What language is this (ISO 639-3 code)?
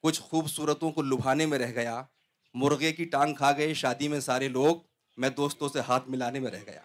urd